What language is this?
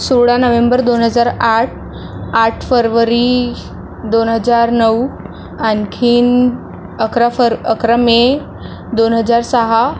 Marathi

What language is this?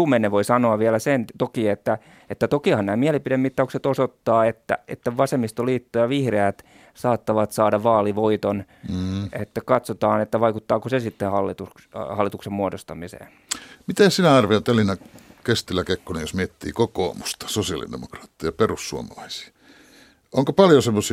Finnish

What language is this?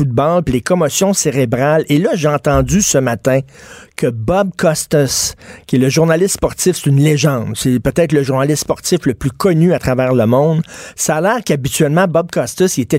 French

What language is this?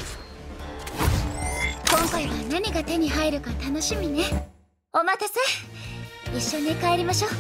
Japanese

